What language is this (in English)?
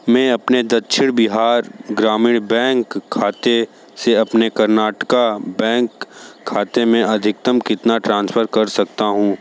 Hindi